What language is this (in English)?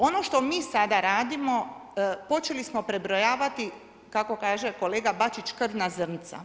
Croatian